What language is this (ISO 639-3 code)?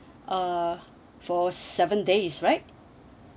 eng